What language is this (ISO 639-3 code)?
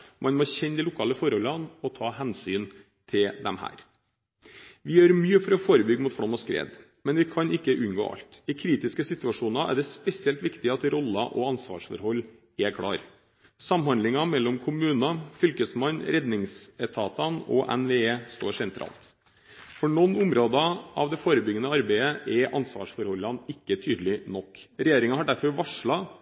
nob